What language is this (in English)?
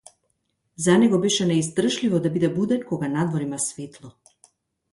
Macedonian